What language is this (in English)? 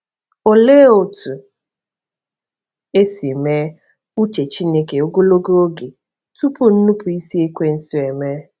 Igbo